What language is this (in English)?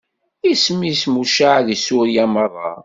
Kabyle